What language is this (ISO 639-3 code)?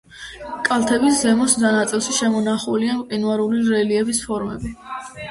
kat